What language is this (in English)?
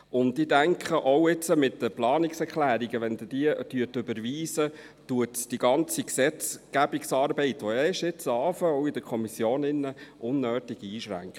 Swiss German